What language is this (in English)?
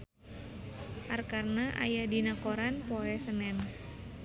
Sundanese